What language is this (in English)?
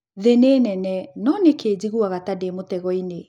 Kikuyu